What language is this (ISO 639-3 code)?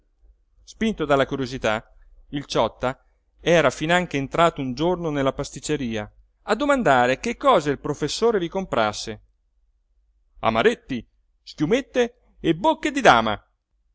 ita